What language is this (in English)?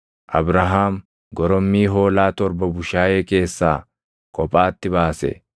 Oromo